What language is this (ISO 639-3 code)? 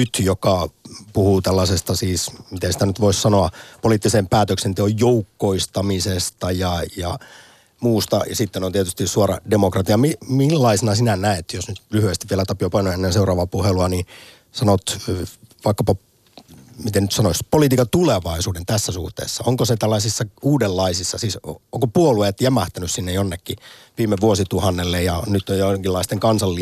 fin